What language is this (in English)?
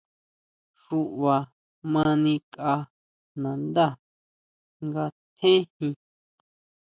Huautla Mazatec